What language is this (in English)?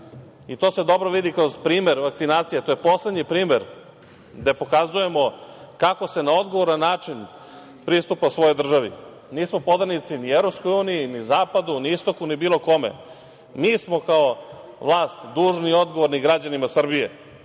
Serbian